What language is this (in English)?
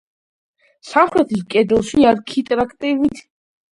Georgian